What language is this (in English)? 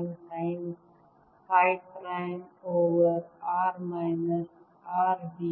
Kannada